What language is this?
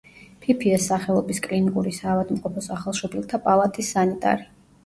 Georgian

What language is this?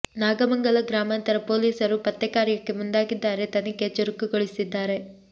Kannada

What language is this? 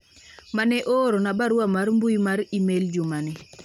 Luo (Kenya and Tanzania)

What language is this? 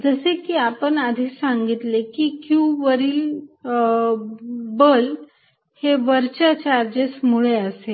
Marathi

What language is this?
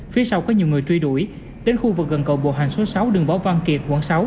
Vietnamese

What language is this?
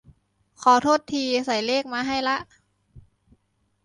Thai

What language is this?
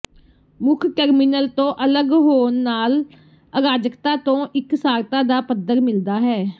Punjabi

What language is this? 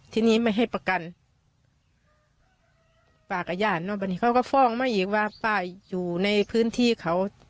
Thai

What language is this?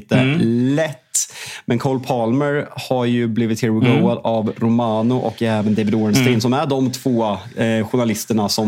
Swedish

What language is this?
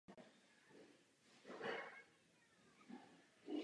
Czech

